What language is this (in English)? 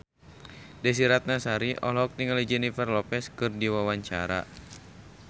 Sundanese